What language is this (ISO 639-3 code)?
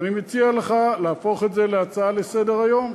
heb